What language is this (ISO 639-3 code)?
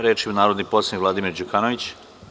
srp